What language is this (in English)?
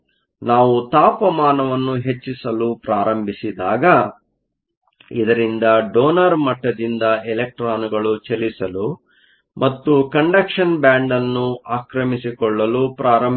Kannada